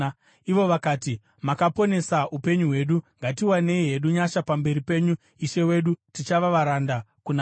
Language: Shona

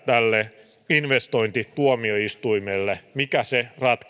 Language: Finnish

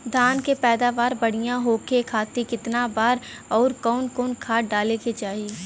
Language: Bhojpuri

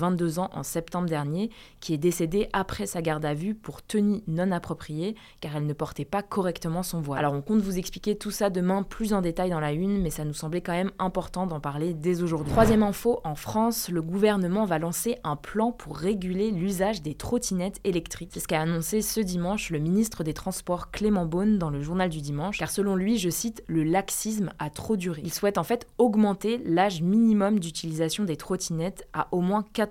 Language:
French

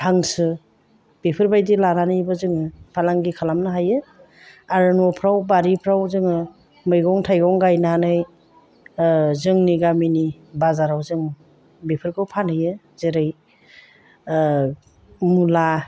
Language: Bodo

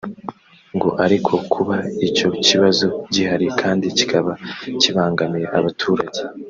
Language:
Kinyarwanda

